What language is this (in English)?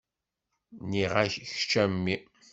Kabyle